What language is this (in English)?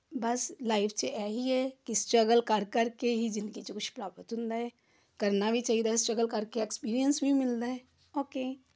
Punjabi